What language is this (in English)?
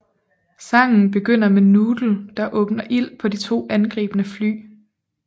Danish